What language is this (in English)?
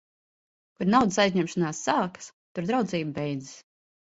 Latvian